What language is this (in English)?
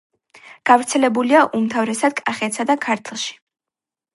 Georgian